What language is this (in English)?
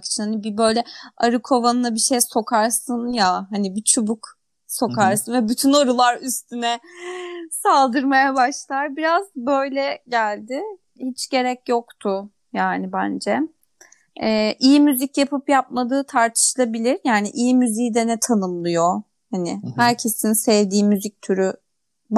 Turkish